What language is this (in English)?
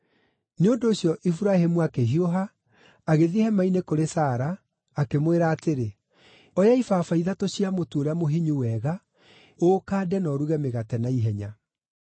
Kikuyu